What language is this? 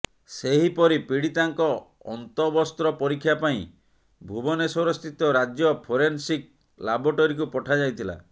Odia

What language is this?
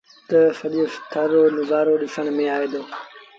Sindhi Bhil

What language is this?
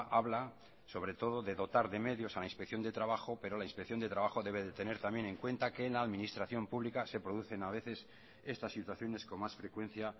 Spanish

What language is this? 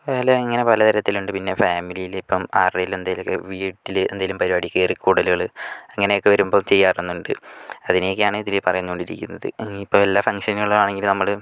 Malayalam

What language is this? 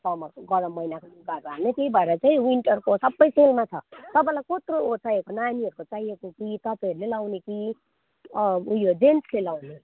Nepali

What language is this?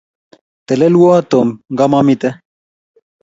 Kalenjin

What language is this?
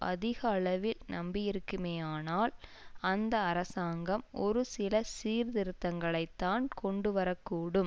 Tamil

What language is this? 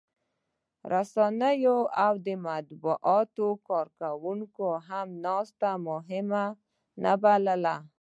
Pashto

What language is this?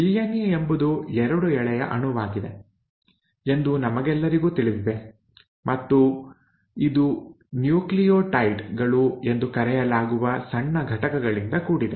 Kannada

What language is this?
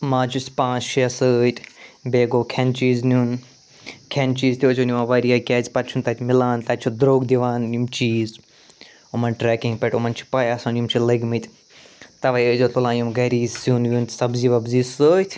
Kashmiri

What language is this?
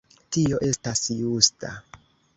Esperanto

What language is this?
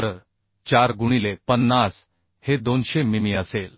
Marathi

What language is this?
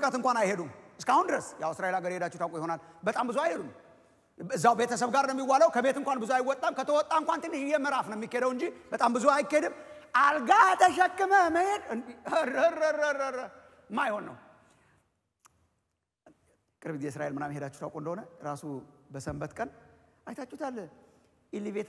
Indonesian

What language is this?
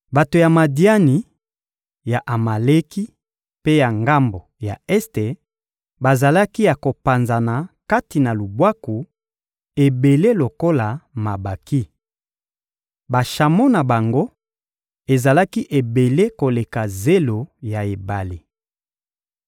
Lingala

